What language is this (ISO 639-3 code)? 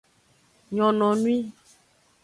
ajg